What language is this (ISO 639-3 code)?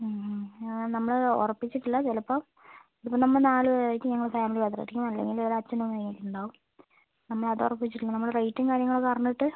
mal